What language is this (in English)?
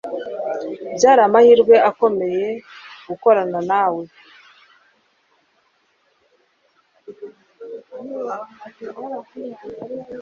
Kinyarwanda